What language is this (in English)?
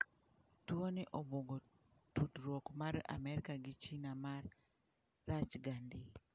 Luo (Kenya and Tanzania)